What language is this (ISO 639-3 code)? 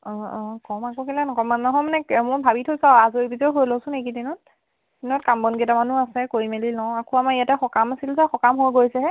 asm